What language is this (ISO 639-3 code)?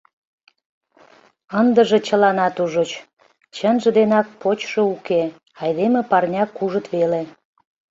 chm